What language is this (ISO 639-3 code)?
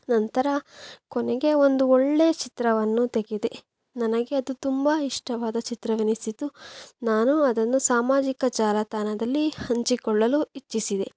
kan